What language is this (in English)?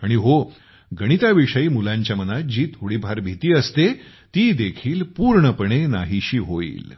Marathi